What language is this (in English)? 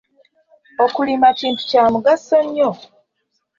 Ganda